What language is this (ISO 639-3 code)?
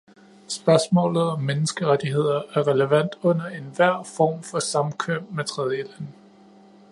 dan